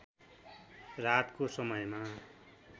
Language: Nepali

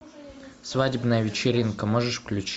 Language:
Russian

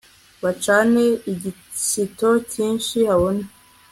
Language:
Kinyarwanda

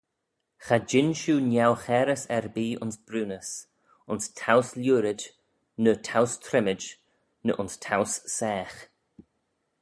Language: Manx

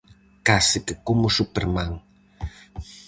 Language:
Galician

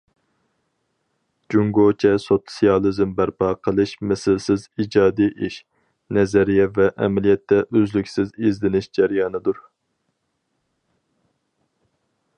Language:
Uyghur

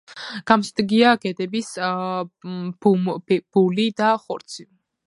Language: Georgian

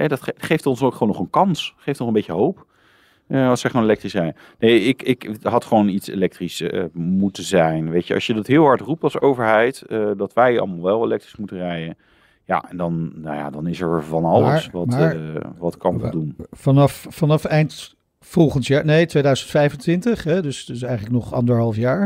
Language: Dutch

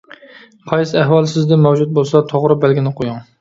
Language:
Uyghur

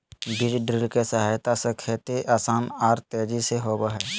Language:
Magahi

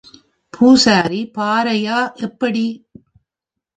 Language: Tamil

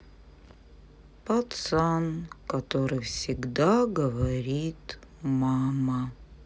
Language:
Russian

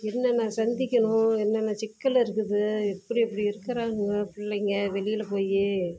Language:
Tamil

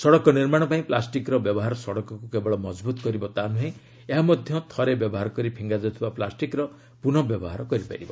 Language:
Odia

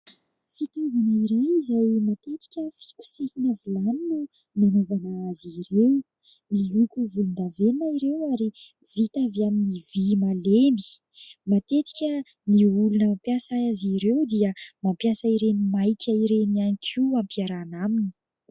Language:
Malagasy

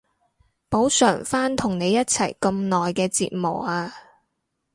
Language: Cantonese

